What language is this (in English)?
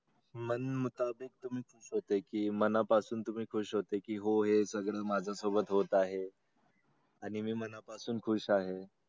Marathi